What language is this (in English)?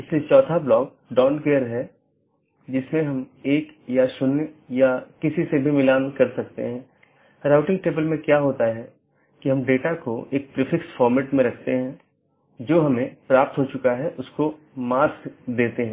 Hindi